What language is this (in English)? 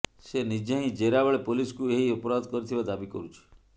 Odia